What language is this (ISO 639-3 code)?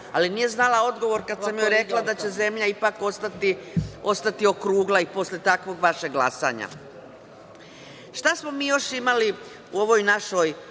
srp